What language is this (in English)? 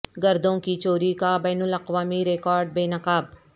Urdu